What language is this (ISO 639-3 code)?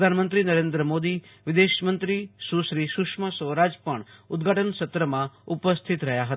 guj